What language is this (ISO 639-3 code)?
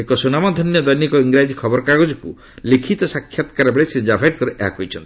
ori